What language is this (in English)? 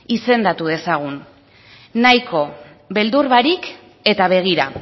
Basque